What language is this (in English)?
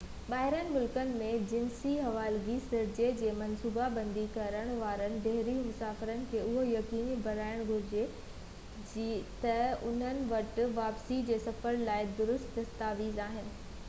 Sindhi